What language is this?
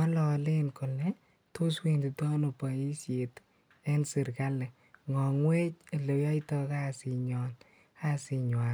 Kalenjin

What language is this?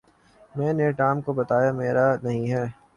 Urdu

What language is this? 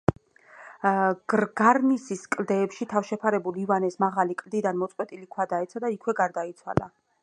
Georgian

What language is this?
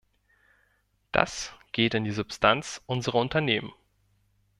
German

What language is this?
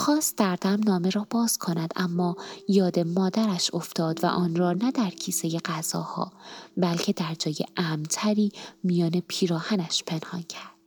Persian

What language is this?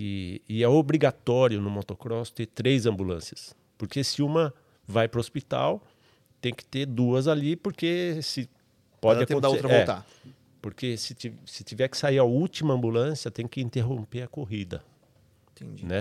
Portuguese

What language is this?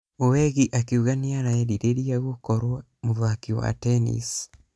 Kikuyu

